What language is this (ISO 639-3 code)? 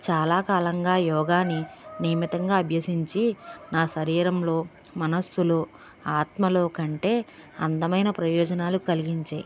tel